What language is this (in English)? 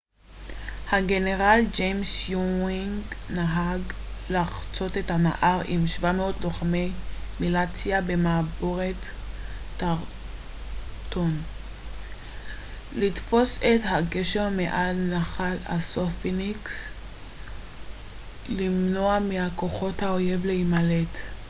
Hebrew